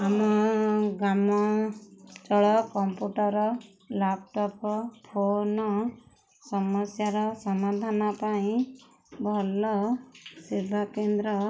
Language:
Odia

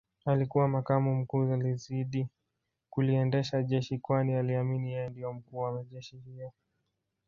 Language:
Swahili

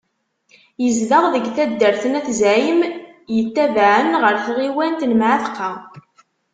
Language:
Kabyle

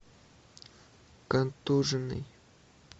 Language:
Russian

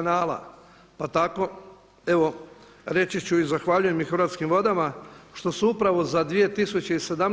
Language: Croatian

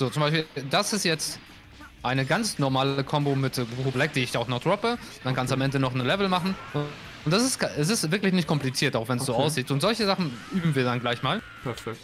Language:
German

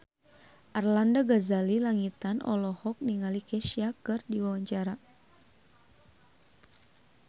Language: Sundanese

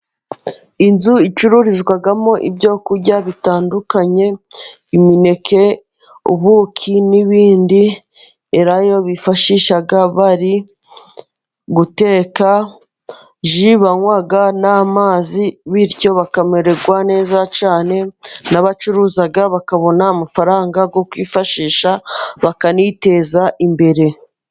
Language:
Kinyarwanda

